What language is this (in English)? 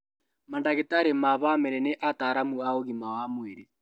Kikuyu